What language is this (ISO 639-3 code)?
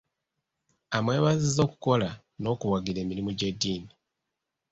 lug